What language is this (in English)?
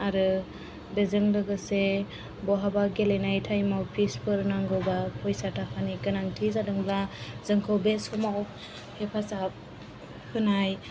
Bodo